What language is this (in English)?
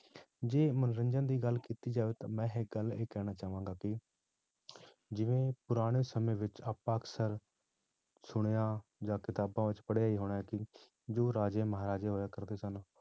Punjabi